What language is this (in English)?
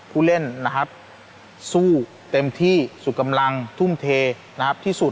Thai